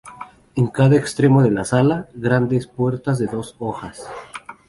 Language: Spanish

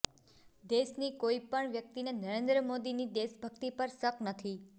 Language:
Gujarati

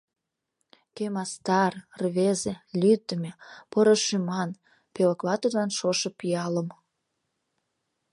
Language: Mari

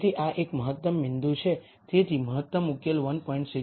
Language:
Gujarati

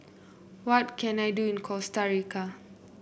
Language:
English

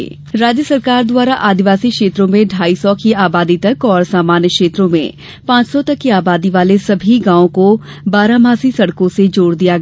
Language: Hindi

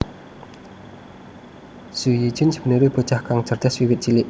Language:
Javanese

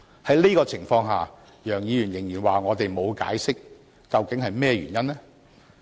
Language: Cantonese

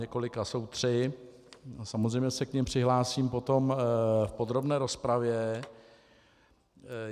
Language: Czech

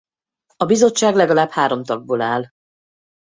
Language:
Hungarian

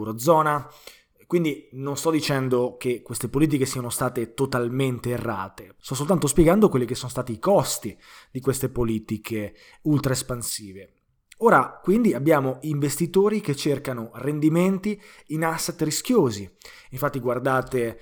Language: Italian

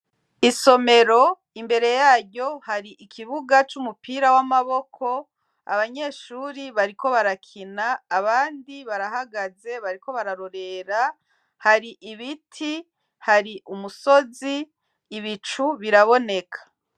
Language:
Rundi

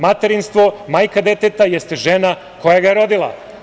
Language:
Serbian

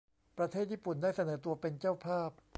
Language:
Thai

